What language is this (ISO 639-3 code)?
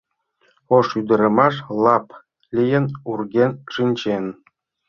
chm